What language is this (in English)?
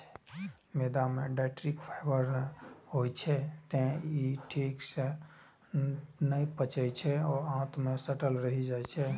Maithili